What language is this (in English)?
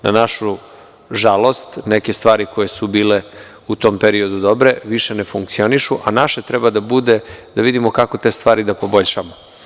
Serbian